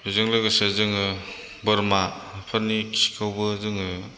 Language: Bodo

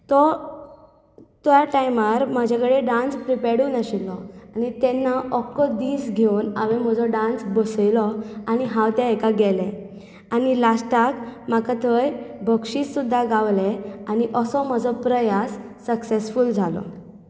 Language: Konkani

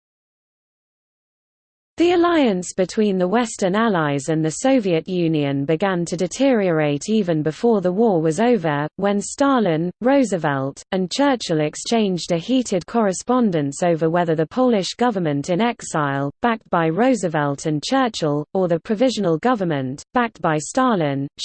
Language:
English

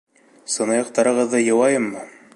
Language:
Bashkir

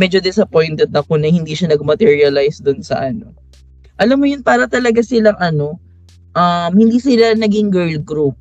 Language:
Filipino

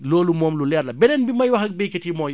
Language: Wolof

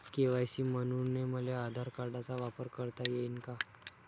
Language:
Marathi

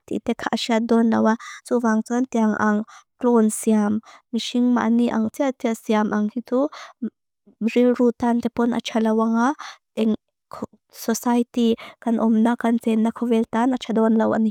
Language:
Mizo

